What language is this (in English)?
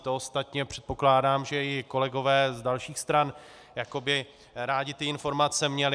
Czech